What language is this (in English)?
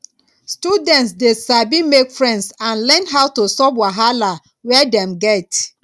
Nigerian Pidgin